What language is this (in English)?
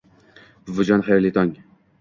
Uzbek